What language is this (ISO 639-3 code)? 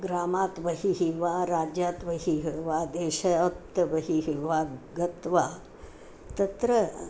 san